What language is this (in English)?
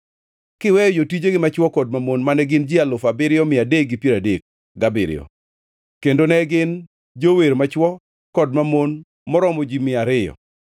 Luo (Kenya and Tanzania)